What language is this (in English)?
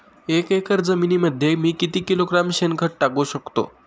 Marathi